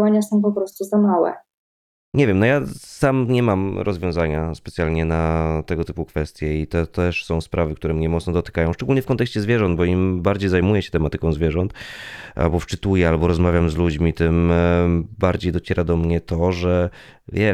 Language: Polish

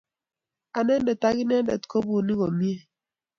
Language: Kalenjin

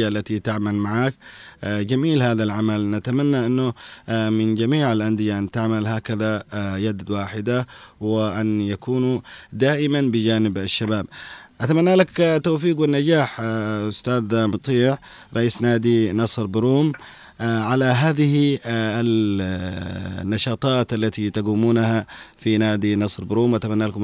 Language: Arabic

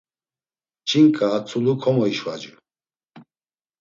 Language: Laz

